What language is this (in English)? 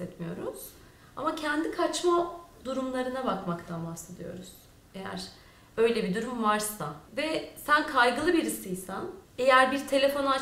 Turkish